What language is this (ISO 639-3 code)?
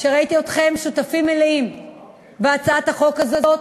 heb